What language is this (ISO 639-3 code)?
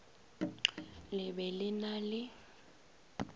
nso